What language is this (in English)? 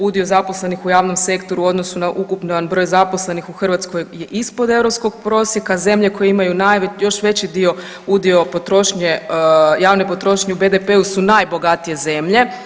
Croatian